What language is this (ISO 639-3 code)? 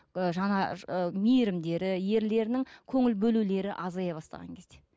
kaz